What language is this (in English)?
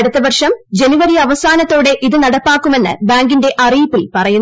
Malayalam